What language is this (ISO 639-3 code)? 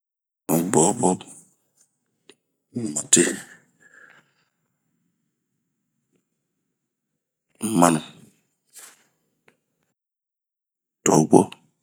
bmq